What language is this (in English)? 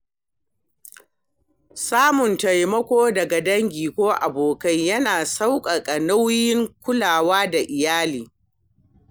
Hausa